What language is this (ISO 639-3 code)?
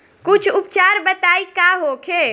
bho